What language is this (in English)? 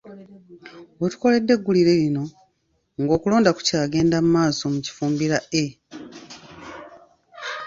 Ganda